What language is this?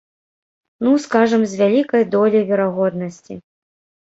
Belarusian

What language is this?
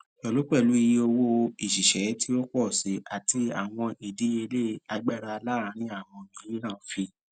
Yoruba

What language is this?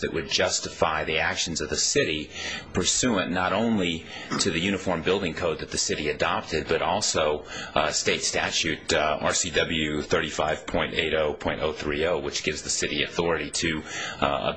English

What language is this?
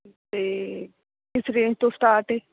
Punjabi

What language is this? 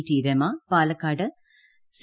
Malayalam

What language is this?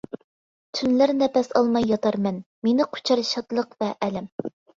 Uyghur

